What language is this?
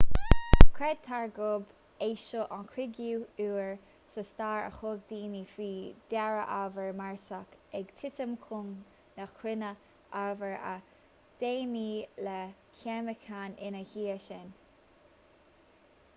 Irish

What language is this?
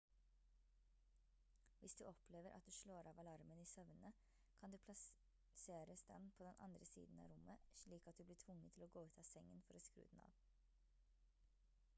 Norwegian Bokmål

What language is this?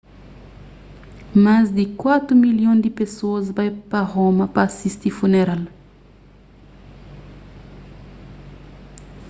Kabuverdianu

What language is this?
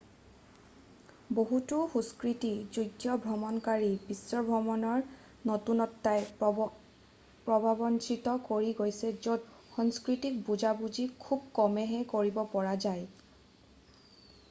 Assamese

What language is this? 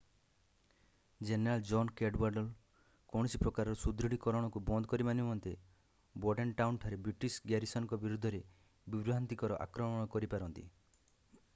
Odia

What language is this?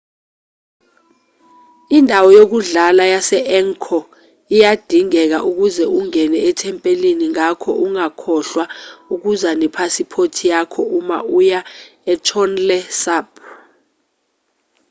Zulu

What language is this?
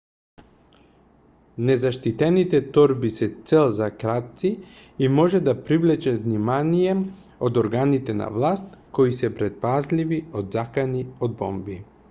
Macedonian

